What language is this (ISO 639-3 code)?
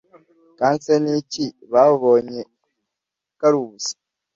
kin